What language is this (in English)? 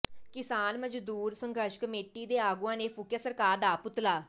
Punjabi